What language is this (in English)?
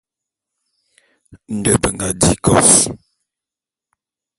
Bulu